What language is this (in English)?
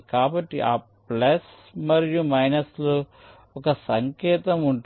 Telugu